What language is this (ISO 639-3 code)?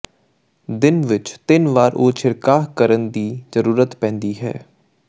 pan